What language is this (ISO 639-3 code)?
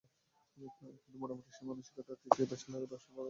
ben